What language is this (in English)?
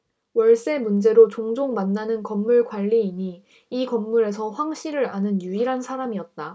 Korean